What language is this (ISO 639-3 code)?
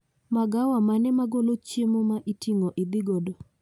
luo